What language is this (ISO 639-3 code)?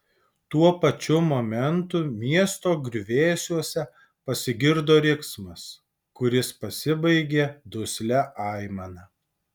lit